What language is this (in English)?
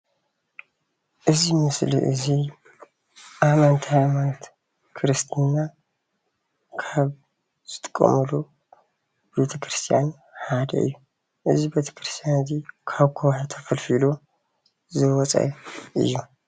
Tigrinya